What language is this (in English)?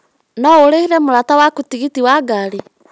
Kikuyu